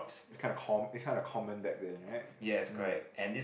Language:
English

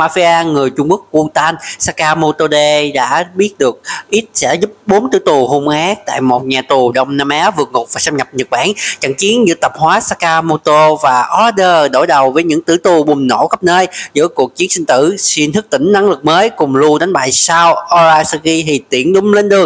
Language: Vietnamese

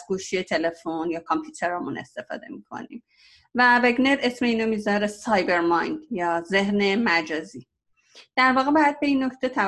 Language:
Persian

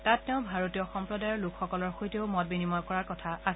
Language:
Assamese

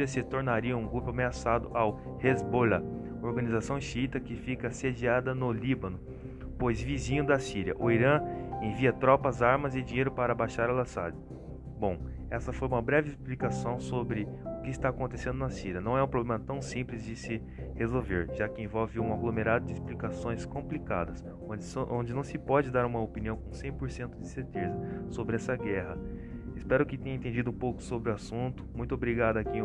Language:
Portuguese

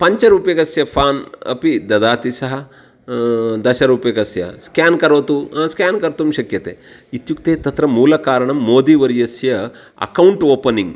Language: Sanskrit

